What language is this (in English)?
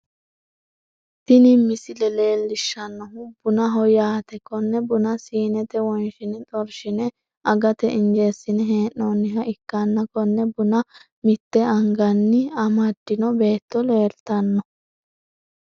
Sidamo